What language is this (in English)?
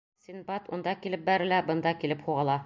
Bashkir